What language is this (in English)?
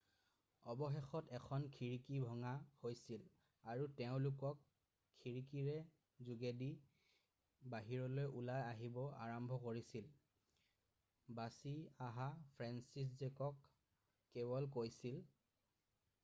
Assamese